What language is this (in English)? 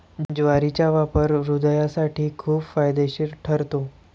Marathi